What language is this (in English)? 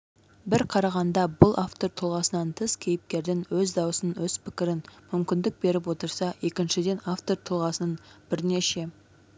Kazakh